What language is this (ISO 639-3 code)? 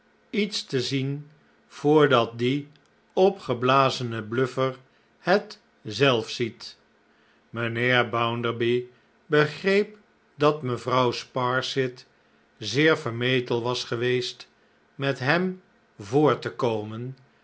nld